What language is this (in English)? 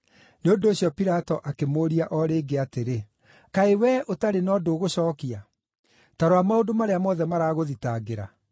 Kikuyu